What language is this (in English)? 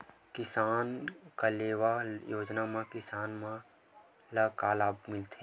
Chhattisgarhi